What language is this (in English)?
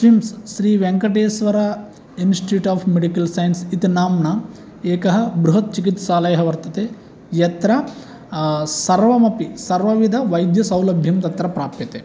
Sanskrit